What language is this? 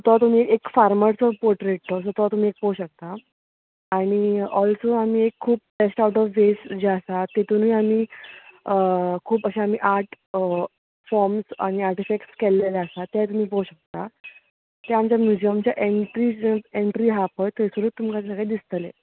Konkani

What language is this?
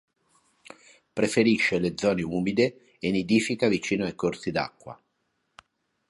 Italian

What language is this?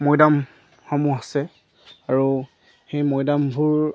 Assamese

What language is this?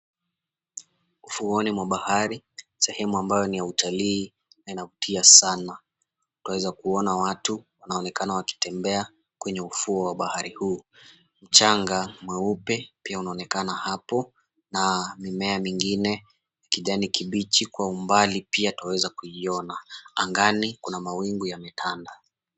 Swahili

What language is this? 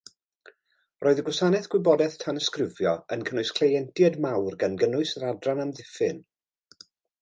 Welsh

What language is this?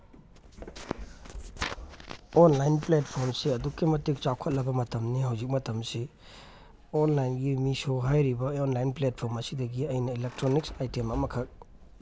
Manipuri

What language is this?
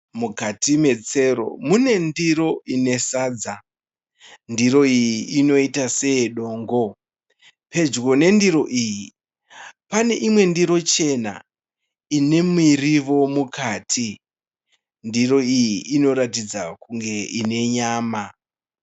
Shona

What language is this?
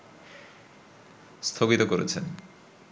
Bangla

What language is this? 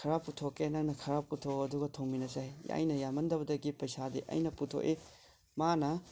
Manipuri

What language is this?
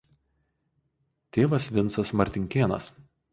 Lithuanian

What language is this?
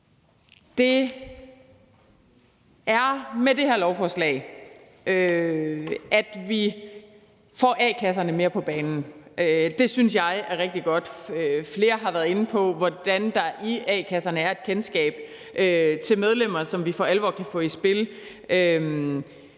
Danish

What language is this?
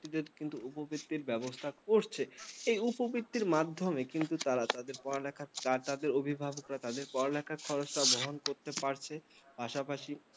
Bangla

